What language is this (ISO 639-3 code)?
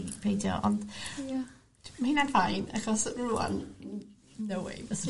cym